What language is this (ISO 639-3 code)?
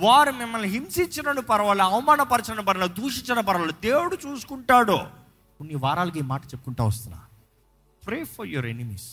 tel